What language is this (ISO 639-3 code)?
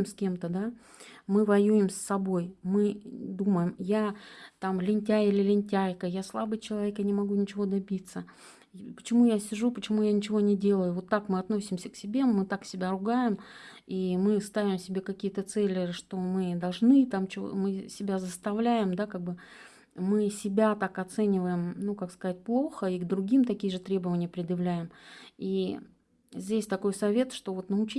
rus